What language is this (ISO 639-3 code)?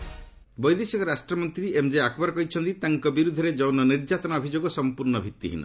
ori